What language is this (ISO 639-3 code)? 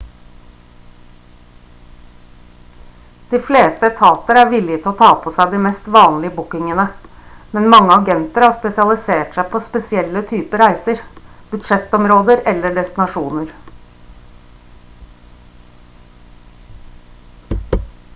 nob